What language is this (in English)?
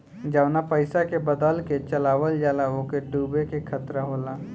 Bhojpuri